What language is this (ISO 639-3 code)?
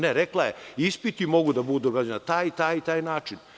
srp